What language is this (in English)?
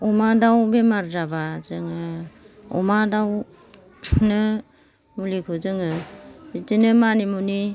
Bodo